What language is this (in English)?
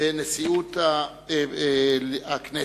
Hebrew